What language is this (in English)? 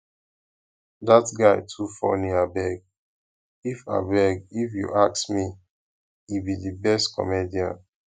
Nigerian Pidgin